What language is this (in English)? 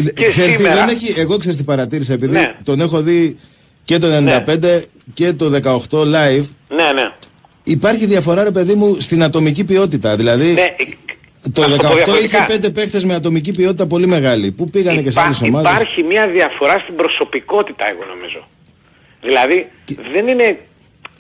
Greek